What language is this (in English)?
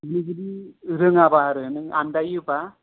Bodo